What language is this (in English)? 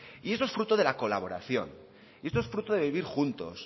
Spanish